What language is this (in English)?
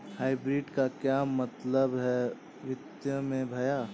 Hindi